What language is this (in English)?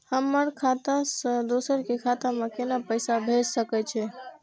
Maithili